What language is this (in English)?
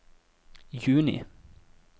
Norwegian